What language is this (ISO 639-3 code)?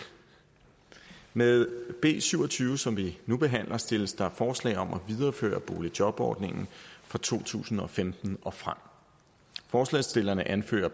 dan